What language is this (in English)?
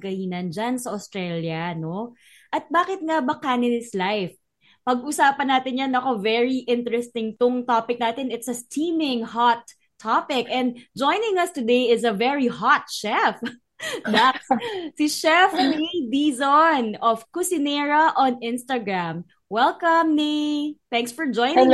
Filipino